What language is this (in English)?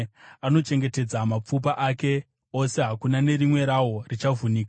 Shona